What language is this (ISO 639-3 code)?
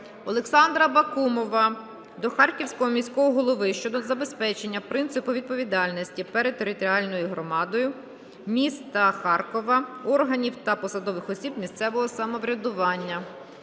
ukr